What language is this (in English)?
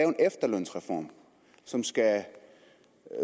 Danish